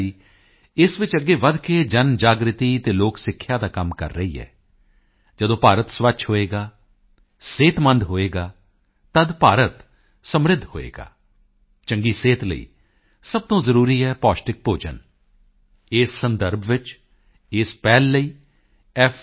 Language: Punjabi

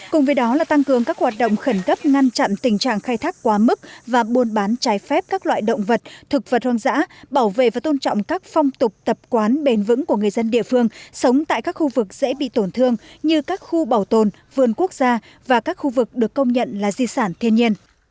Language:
Vietnamese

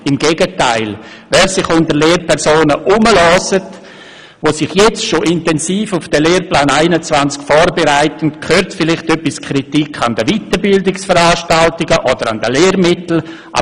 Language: Swiss German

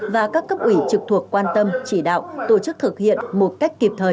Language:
Vietnamese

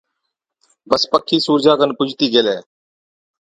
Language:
Od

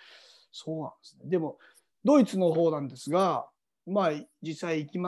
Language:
Japanese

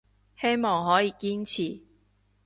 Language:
Cantonese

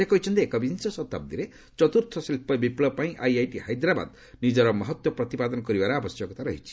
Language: Odia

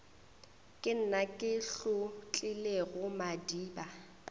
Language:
Northern Sotho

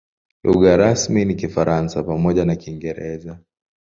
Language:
Swahili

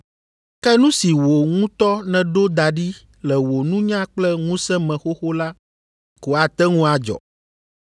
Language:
Ewe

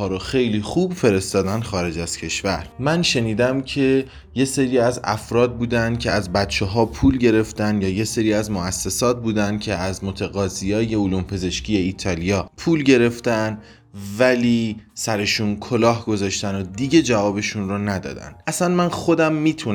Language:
Persian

